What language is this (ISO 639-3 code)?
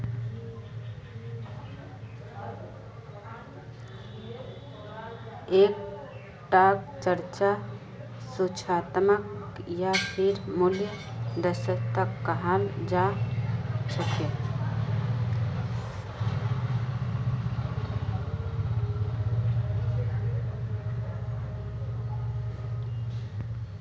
mag